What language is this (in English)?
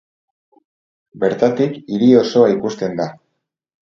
Basque